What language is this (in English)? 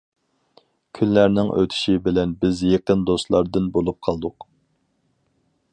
Uyghur